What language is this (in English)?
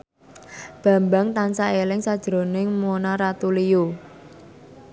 Javanese